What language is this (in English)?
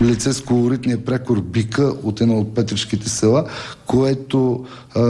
Bulgarian